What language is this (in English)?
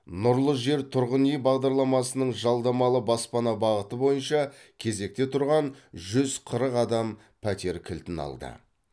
Kazakh